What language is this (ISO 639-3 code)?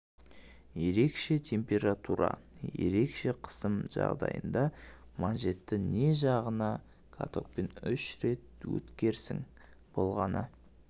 kaz